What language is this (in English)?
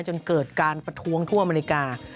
Thai